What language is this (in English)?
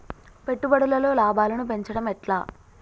Telugu